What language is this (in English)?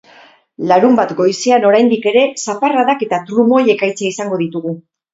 Basque